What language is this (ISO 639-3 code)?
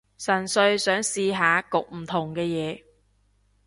yue